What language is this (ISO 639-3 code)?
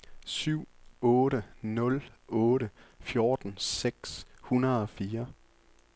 dan